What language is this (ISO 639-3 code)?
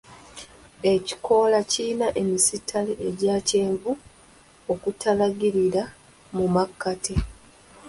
lug